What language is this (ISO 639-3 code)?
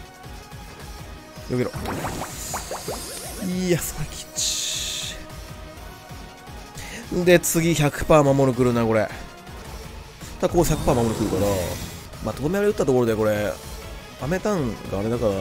jpn